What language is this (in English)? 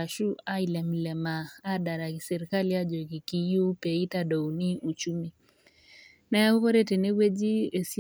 Masai